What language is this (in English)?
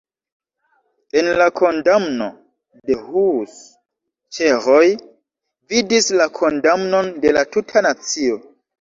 Esperanto